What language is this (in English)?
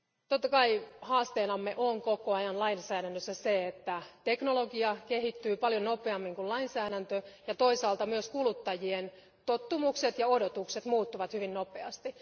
Finnish